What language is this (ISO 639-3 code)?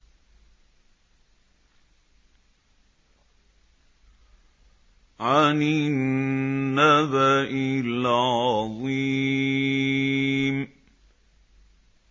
ara